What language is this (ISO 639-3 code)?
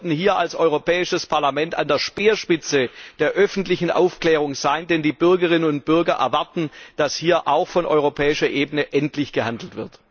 deu